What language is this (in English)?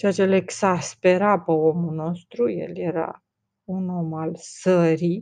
Romanian